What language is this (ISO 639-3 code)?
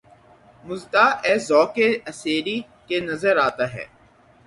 urd